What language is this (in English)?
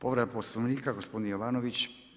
Croatian